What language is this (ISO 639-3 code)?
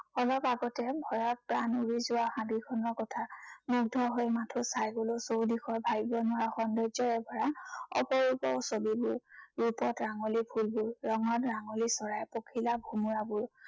asm